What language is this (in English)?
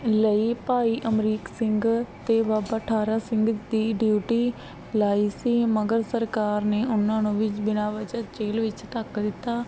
Punjabi